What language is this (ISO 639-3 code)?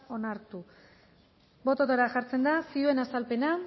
eus